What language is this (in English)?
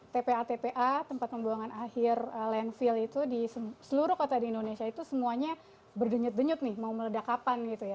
Indonesian